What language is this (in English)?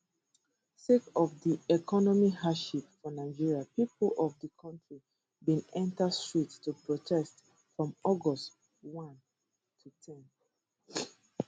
Nigerian Pidgin